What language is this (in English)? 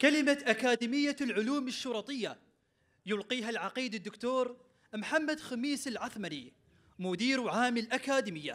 Arabic